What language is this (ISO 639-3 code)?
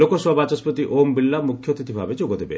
ori